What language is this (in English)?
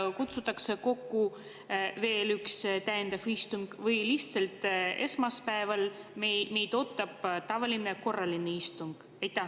Estonian